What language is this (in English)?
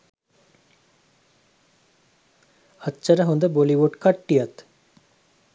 Sinhala